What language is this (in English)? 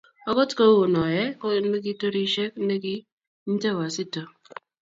Kalenjin